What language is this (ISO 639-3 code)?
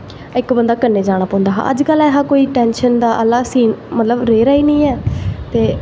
doi